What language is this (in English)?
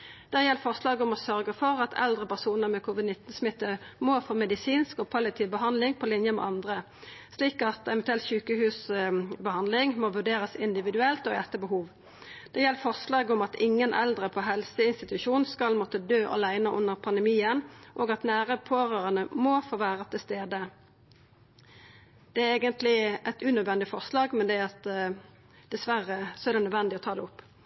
Norwegian Nynorsk